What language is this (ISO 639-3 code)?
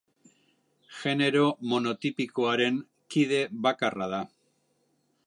eus